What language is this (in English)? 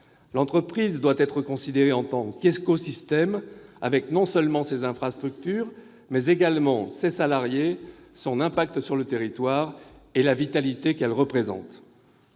French